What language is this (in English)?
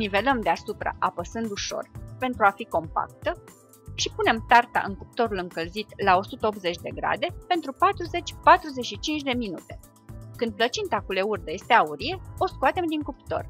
Romanian